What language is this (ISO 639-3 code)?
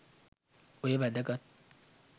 sin